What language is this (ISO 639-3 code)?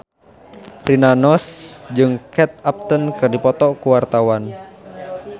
sun